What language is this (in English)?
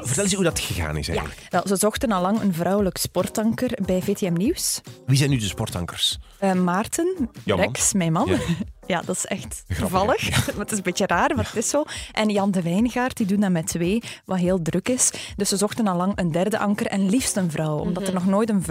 Dutch